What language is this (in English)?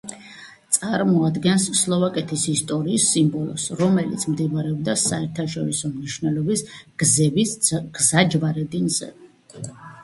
Georgian